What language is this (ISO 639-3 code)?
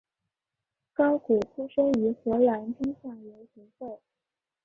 zho